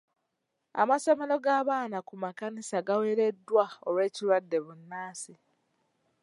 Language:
Ganda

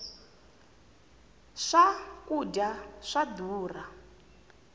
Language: Tsonga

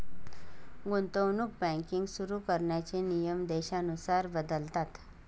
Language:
Marathi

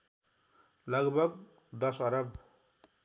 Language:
Nepali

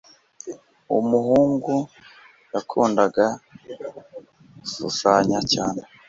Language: Kinyarwanda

